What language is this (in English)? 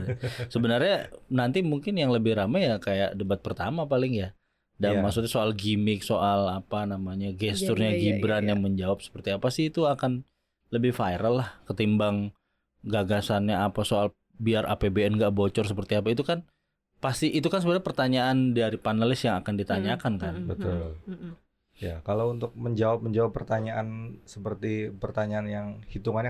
Indonesian